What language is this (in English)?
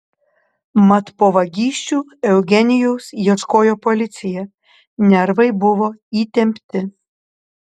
Lithuanian